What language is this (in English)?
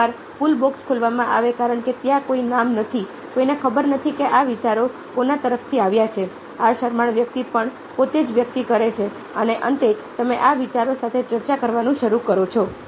Gujarati